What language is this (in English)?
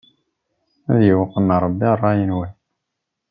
Kabyle